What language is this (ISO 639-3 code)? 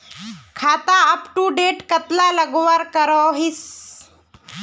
mag